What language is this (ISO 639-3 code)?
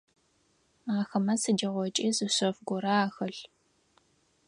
ady